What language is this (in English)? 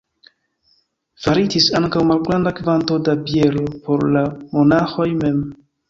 Esperanto